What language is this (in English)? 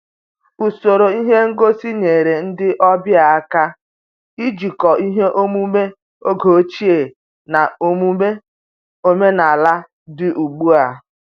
Igbo